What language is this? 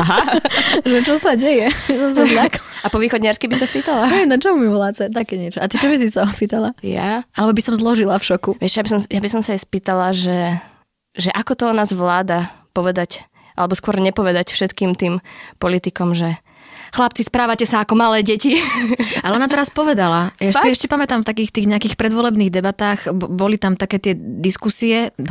Slovak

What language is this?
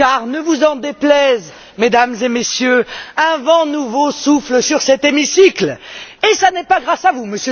French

